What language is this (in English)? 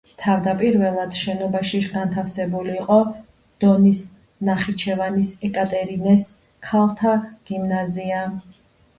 Georgian